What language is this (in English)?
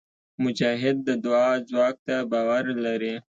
Pashto